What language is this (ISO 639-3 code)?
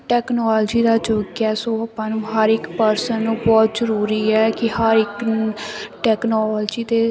pan